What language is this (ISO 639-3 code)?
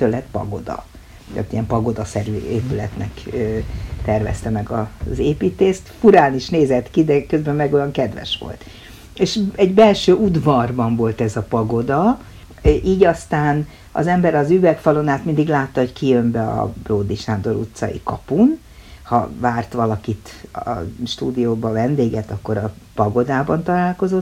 hun